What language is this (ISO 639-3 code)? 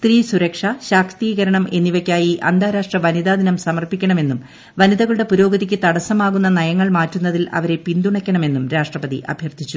mal